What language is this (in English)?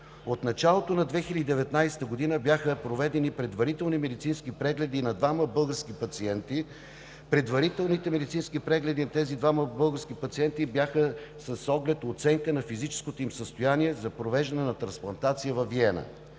Bulgarian